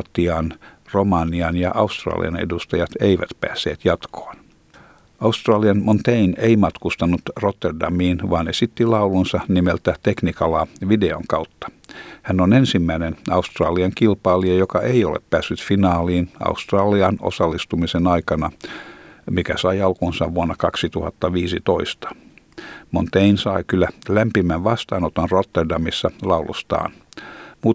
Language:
Finnish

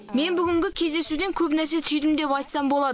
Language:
Kazakh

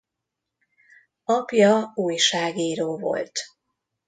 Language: Hungarian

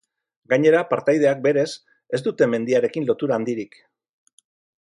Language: Basque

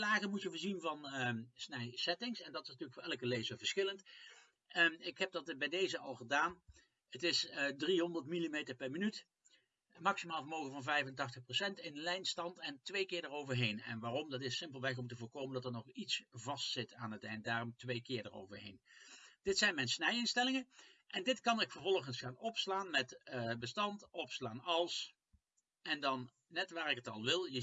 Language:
Dutch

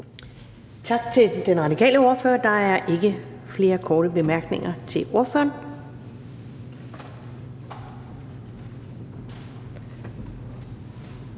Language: Danish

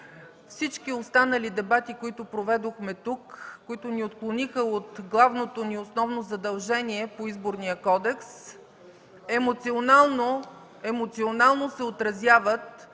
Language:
Bulgarian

